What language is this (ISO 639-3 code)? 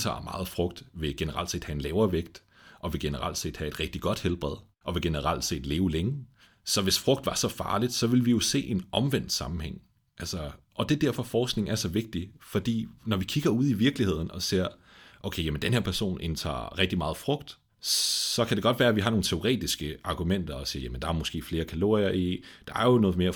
dan